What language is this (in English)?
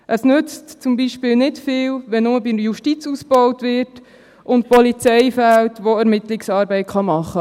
Swiss German